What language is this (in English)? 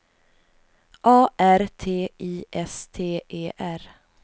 Swedish